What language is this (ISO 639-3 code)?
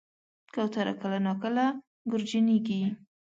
pus